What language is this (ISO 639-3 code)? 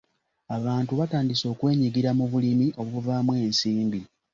lug